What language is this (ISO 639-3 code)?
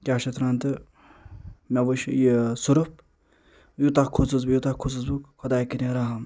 kas